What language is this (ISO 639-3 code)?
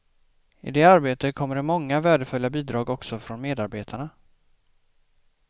swe